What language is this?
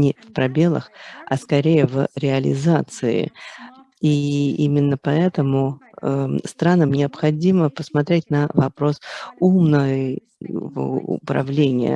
Russian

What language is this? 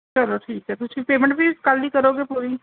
Punjabi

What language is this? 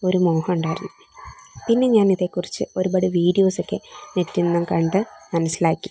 Malayalam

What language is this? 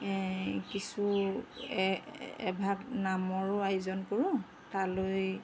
Assamese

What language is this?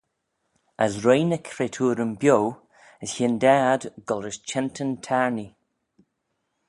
Manx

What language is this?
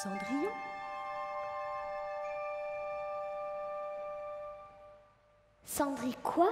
French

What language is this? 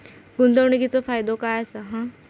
Marathi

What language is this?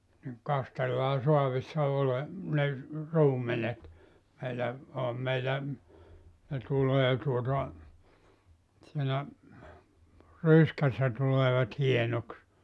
Finnish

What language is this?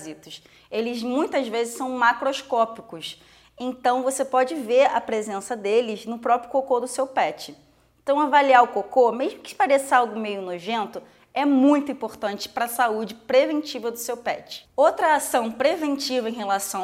Portuguese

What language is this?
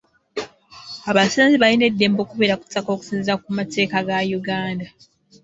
Ganda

